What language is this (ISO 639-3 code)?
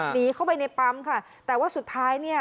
tha